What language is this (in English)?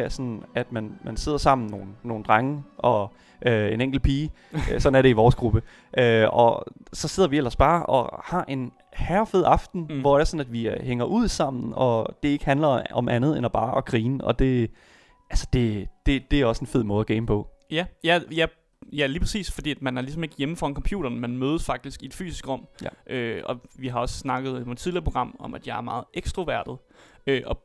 Danish